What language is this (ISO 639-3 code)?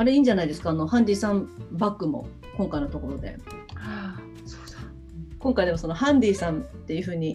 jpn